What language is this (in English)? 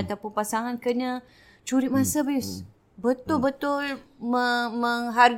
Malay